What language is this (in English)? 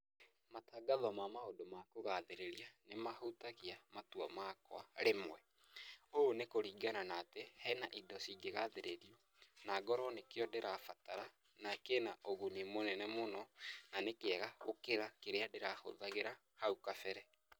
Kikuyu